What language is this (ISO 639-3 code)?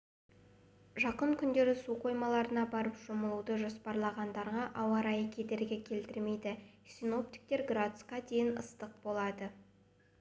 kaz